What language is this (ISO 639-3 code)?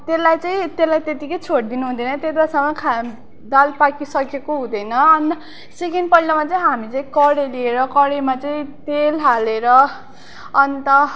nep